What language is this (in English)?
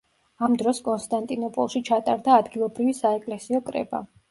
Georgian